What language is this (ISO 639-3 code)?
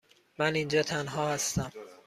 fas